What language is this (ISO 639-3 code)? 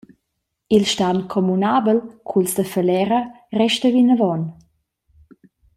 roh